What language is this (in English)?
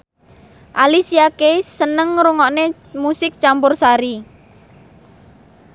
Javanese